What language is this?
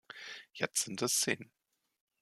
German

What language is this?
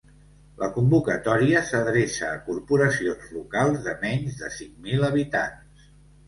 Catalan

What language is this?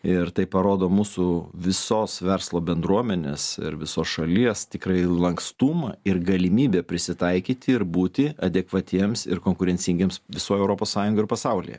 Lithuanian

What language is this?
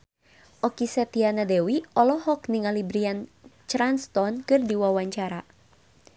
Sundanese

